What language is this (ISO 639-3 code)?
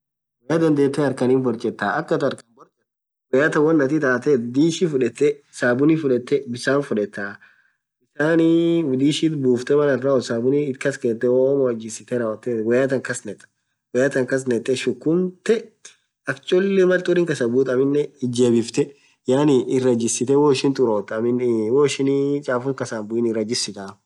orc